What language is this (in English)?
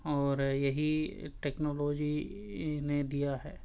Urdu